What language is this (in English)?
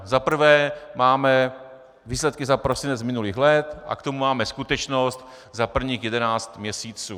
Czech